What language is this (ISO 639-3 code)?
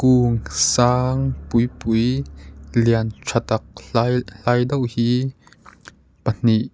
lus